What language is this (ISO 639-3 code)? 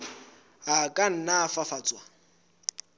sot